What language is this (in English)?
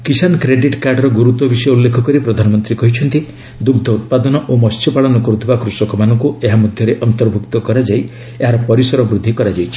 Odia